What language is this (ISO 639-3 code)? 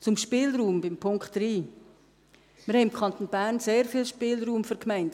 gsw